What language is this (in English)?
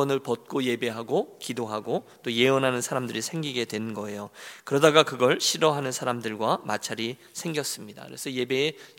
Korean